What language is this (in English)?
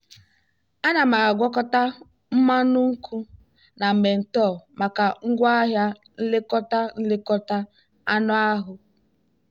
Igbo